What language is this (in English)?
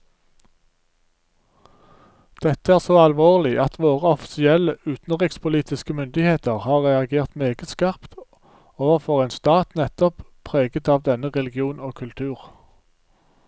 Norwegian